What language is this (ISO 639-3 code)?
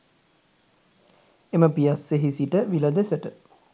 sin